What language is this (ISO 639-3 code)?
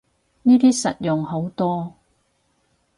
yue